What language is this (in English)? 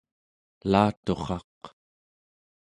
Central Yupik